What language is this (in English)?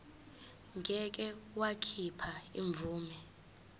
Zulu